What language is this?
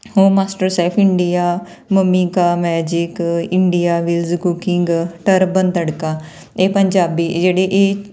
Punjabi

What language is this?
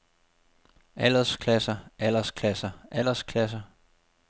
Danish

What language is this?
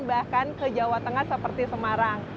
Indonesian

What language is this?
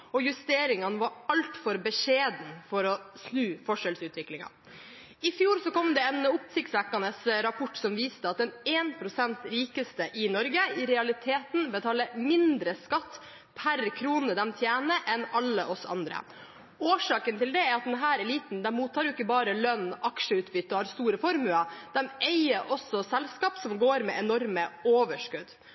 Norwegian Bokmål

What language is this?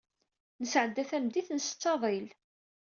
Kabyle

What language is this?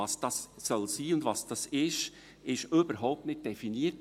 Swiss German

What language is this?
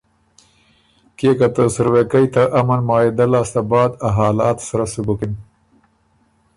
Ormuri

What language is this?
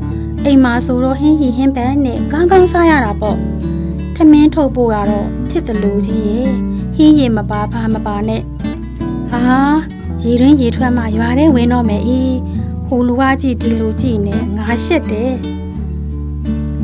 Thai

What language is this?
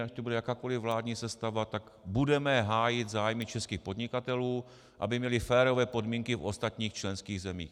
Czech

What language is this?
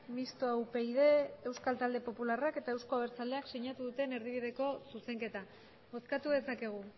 Basque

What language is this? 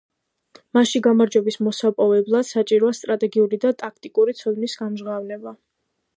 Georgian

